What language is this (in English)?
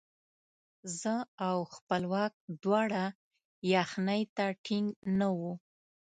Pashto